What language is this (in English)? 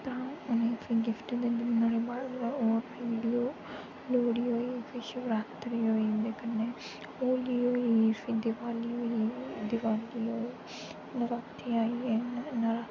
Dogri